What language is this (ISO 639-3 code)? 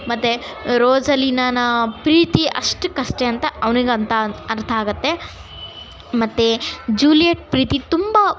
kan